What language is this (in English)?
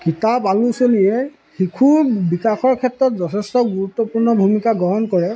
Assamese